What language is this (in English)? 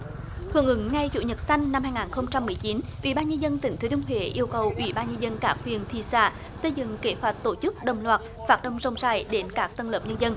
Vietnamese